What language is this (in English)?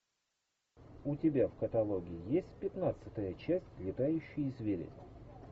Russian